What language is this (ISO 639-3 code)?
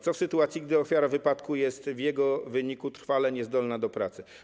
pol